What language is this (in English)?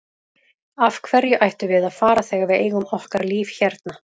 Icelandic